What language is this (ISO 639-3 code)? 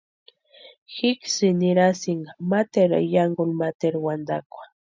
pua